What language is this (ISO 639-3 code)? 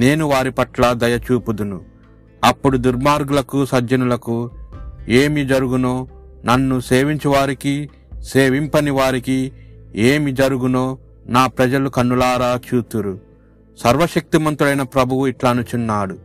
tel